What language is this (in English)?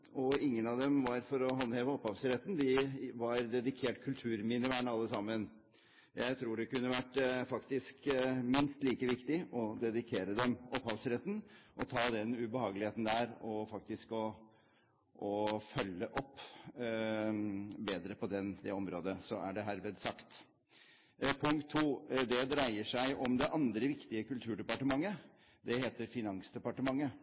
Norwegian Bokmål